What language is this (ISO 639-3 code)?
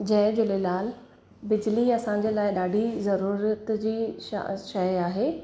snd